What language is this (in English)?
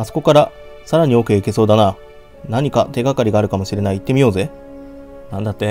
Japanese